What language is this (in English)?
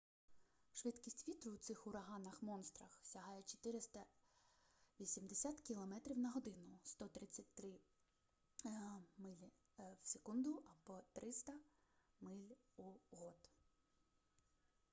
Ukrainian